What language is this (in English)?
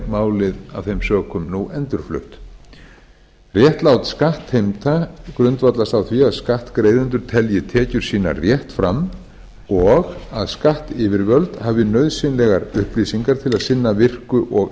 Icelandic